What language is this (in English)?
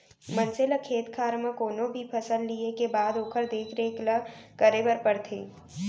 Chhattisgarhi